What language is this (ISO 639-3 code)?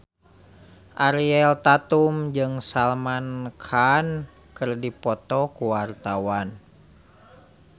sun